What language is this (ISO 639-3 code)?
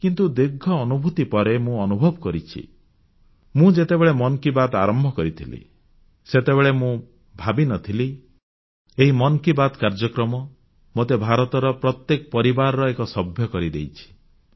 ori